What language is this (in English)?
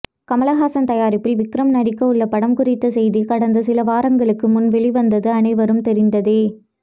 Tamil